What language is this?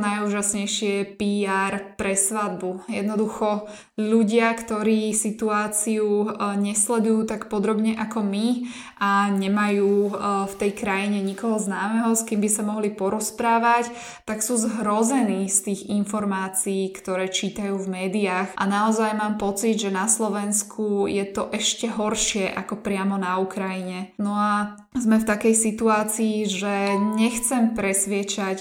Slovak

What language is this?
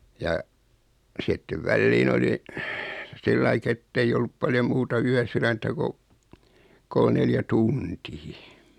Finnish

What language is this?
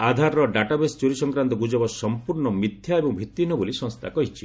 Odia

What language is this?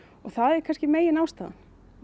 Icelandic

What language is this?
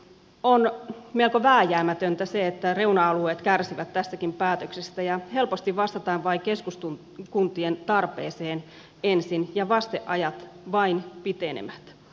Finnish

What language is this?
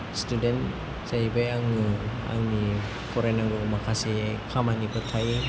Bodo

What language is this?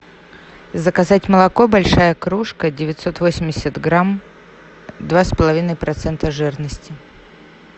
Russian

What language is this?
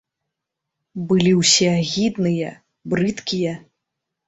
Belarusian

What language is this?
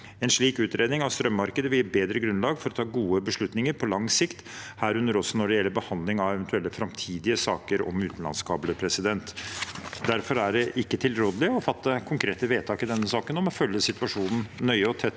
Norwegian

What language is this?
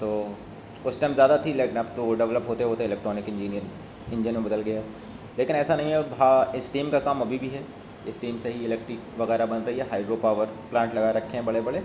Urdu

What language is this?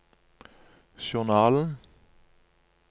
Norwegian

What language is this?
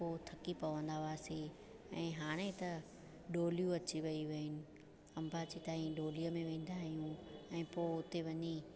Sindhi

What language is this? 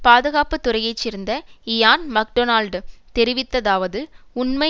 Tamil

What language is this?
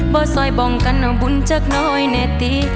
Thai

